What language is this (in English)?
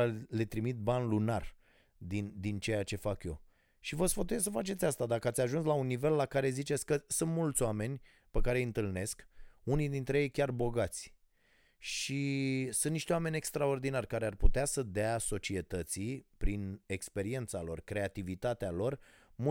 Romanian